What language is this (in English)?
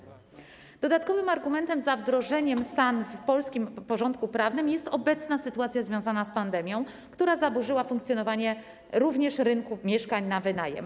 Polish